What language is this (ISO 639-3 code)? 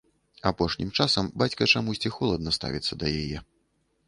bel